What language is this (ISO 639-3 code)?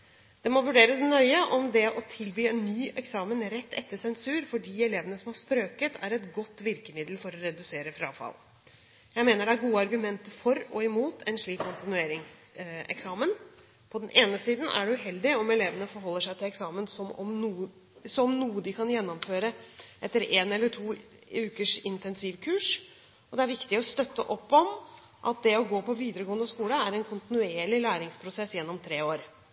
nob